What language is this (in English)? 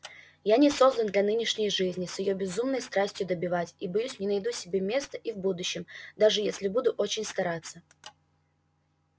Russian